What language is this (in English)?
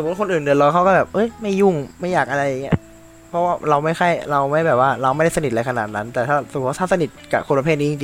Thai